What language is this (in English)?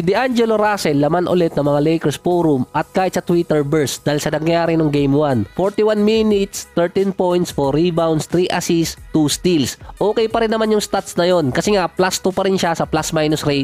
Filipino